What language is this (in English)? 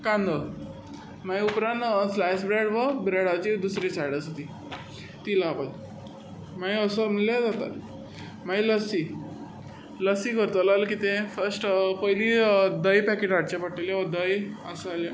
Konkani